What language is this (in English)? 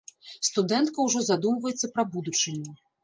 Belarusian